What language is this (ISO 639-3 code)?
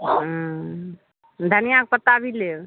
mai